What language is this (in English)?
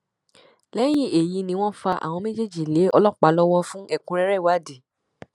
Yoruba